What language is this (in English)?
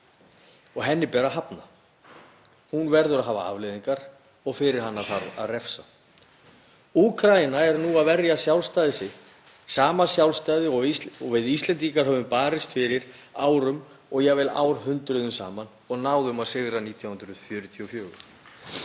Icelandic